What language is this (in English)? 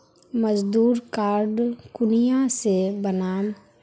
Magahi